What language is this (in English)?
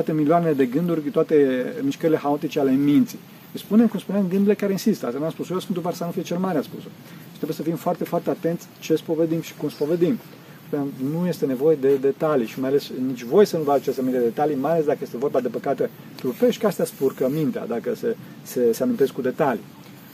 Romanian